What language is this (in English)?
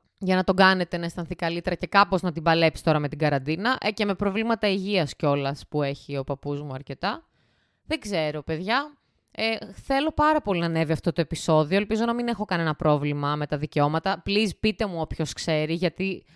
Greek